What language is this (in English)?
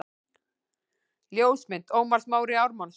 Icelandic